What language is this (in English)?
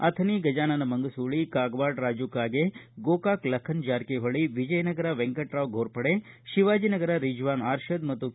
Kannada